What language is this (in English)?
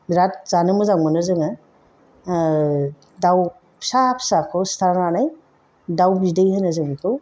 Bodo